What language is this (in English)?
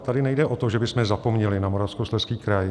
Czech